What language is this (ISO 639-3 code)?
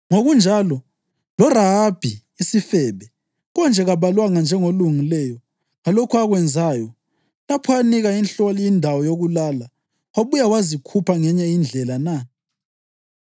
nde